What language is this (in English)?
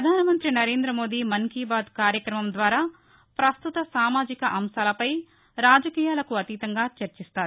Telugu